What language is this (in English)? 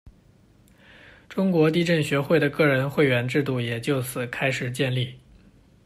Chinese